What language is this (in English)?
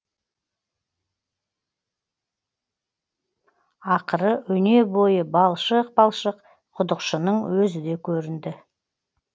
Kazakh